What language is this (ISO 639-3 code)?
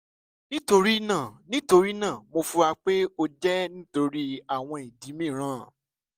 yor